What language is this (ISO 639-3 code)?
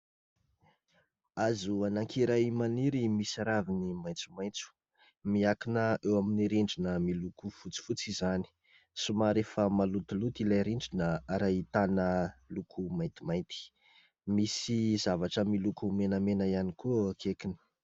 mlg